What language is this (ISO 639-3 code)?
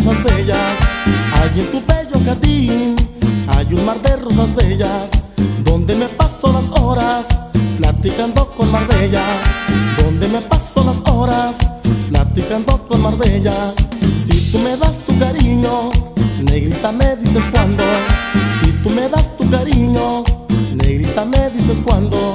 spa